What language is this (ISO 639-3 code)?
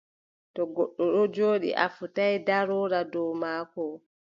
fub